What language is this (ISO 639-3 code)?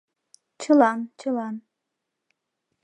chm